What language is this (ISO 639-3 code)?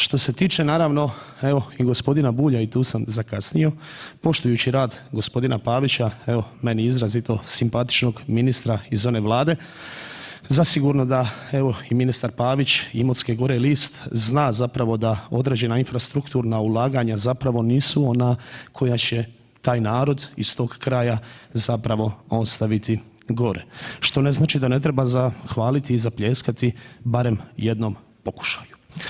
hrv